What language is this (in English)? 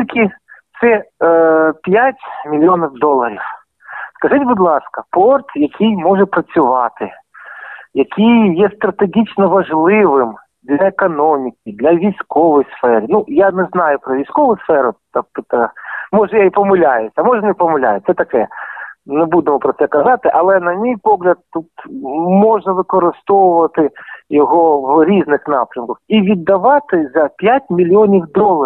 Ukrainian